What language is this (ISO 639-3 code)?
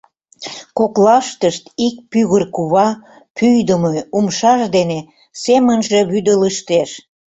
chm